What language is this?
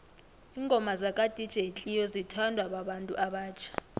South Ndebele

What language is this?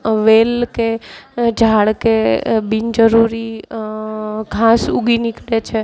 Gujarati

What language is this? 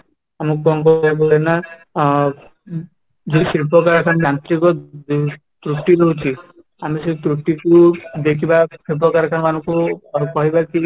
Odia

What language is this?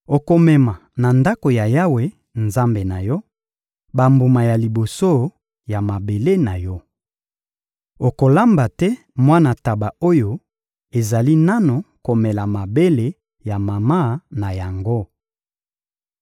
Lingala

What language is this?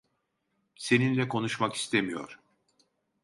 Turkish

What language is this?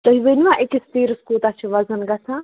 Kashmiri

